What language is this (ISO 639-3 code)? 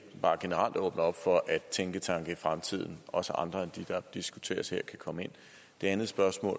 dan